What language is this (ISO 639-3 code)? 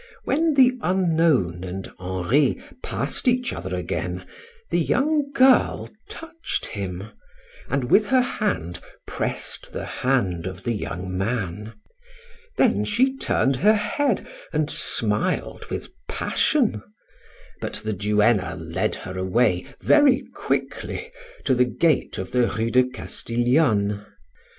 eng